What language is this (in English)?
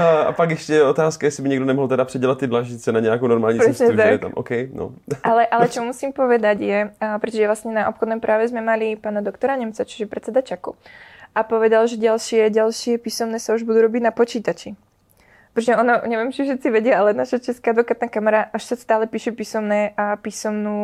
Czech